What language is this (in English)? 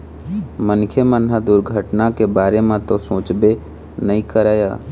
Chhattisgarhi